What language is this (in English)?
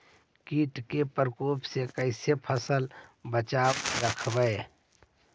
Magahi